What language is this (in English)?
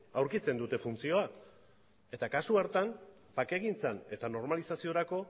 Basque